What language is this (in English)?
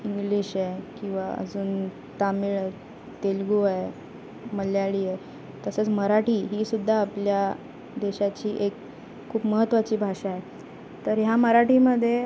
Marathi